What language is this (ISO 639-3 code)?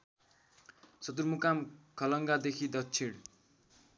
nep